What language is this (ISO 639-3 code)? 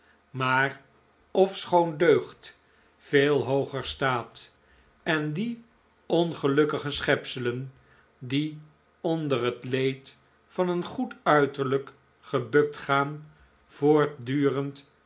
nld